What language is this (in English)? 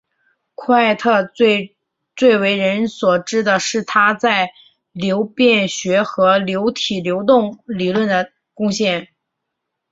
Chinese